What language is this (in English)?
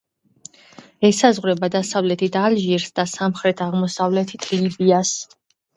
Georgian